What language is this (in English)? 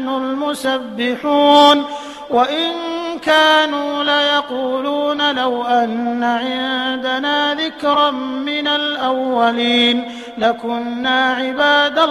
Arabic